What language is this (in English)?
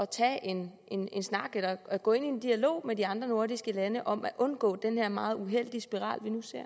Danish